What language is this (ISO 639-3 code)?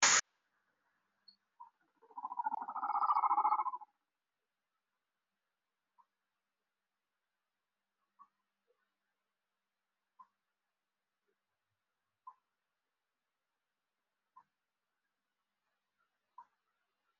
som